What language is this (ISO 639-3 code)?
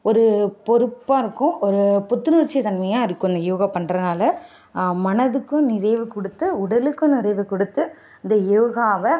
tam